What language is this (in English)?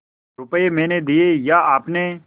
Hindi